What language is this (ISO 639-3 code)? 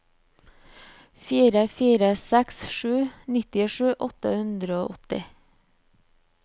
nor